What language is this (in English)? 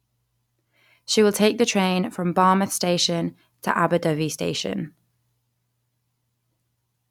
English